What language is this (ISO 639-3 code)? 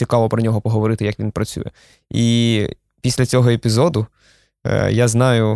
ukr